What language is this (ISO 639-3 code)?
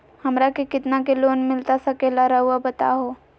mag